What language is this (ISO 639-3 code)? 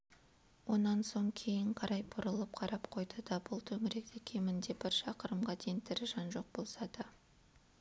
kaz